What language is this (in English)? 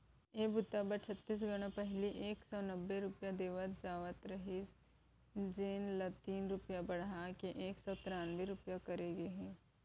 Chhattisgarhi